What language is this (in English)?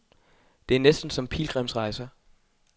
Danish